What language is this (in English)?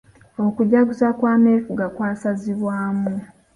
Ganda